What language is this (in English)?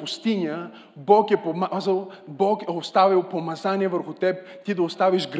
Bulgarian